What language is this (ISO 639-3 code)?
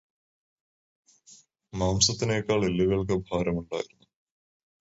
mal